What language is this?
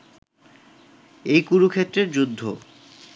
Bangla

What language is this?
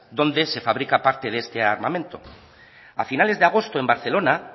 Spanish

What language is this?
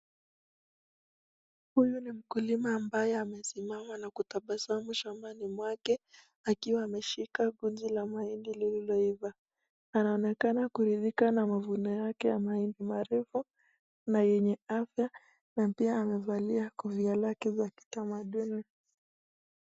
Swahili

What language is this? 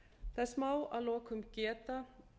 Icelandic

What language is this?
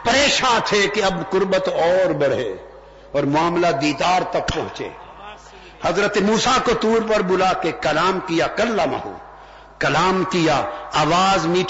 Urdu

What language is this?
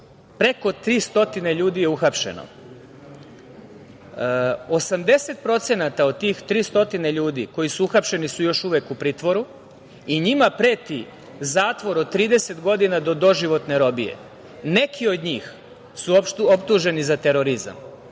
Serbian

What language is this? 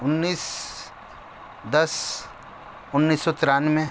Urdu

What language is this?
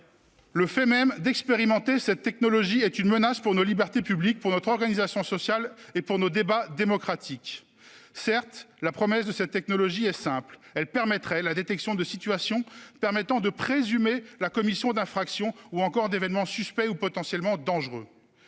French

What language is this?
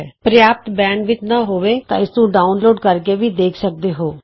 Punjabi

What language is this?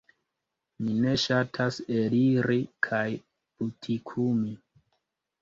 Esperanto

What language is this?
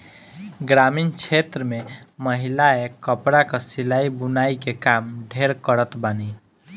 Bhojpuri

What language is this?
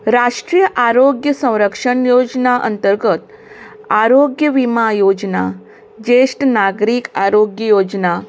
Konkani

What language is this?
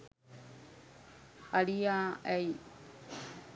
Sinhala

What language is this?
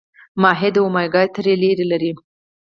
Pashto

